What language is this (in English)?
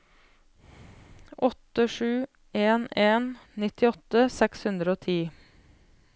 Norwegian